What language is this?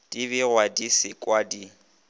Northern Sotho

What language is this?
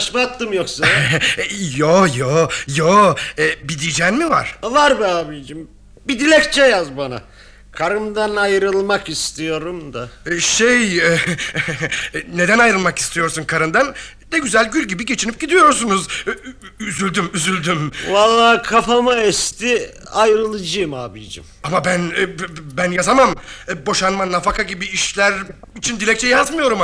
Turkish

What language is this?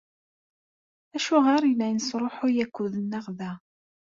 Kabyle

